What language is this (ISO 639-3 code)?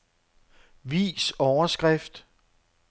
dan